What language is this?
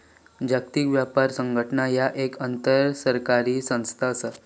Marathi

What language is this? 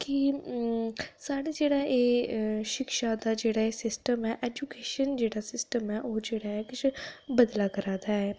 Dogri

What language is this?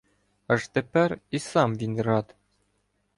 Ukrainian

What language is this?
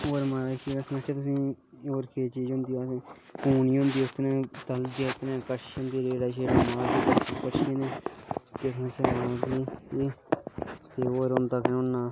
Dogri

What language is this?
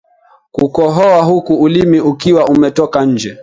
Swahili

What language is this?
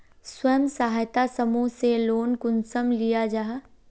Magahi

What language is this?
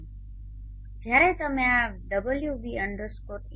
Gujarati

